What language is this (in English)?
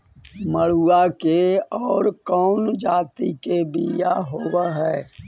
Magahi